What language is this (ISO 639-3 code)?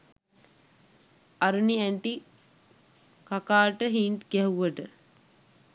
sin